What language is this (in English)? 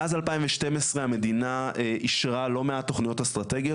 Hebrew